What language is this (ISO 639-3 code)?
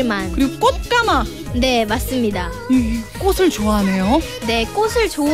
kor